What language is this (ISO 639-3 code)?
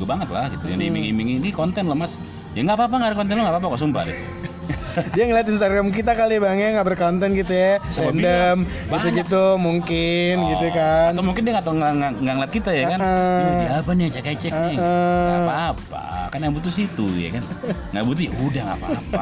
ind